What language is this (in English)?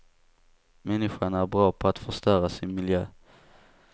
Swedish